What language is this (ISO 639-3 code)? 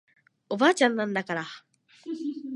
jpn